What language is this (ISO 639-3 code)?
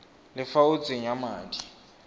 tsn